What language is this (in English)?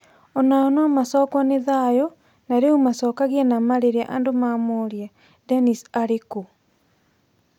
Kikuyu